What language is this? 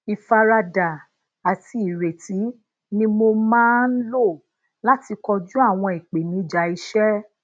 Yoruba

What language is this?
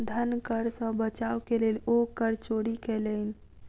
Maithili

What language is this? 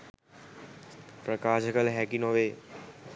Sinhala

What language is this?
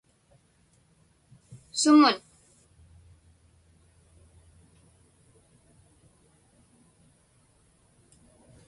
Inupiaq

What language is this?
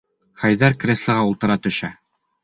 Bashkir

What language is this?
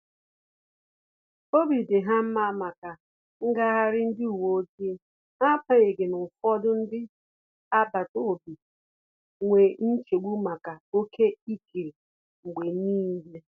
Igbo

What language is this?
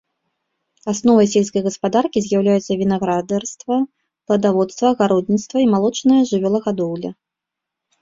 Belarusian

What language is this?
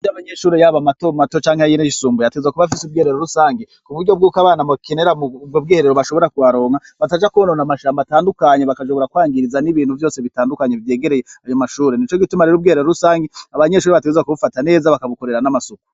Rundi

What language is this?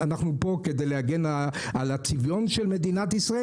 Hebrew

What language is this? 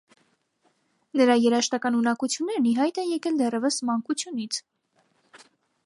Armenian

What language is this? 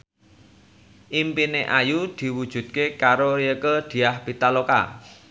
Javanese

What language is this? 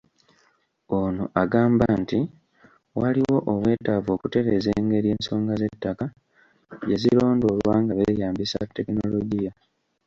Ganda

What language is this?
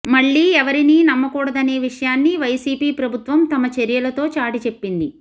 Telugu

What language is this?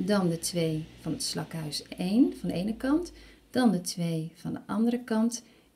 Dutch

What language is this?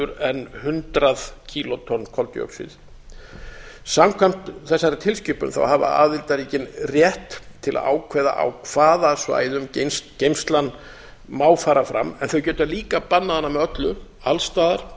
Icelandic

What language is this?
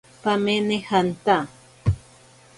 Ashéninka Perené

